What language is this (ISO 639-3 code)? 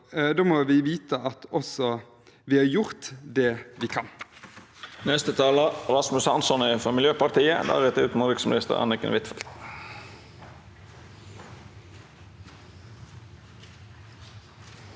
nor